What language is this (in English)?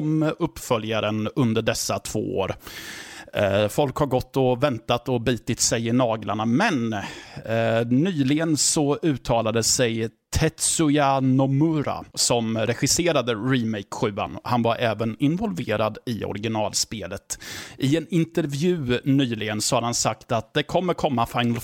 Swedish